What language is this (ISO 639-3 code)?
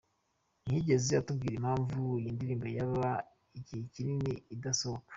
kin